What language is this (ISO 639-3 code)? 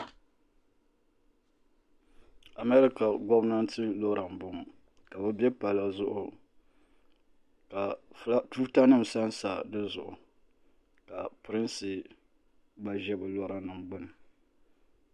dag